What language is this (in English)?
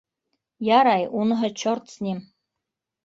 Bashkir